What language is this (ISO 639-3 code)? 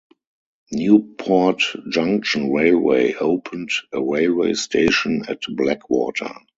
eng